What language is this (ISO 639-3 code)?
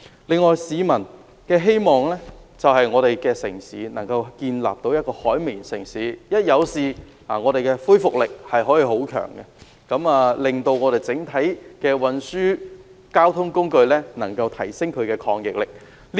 yue